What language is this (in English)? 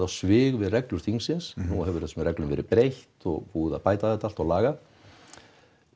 Icelandic